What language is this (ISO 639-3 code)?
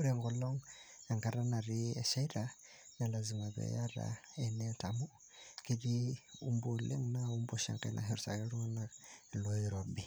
mas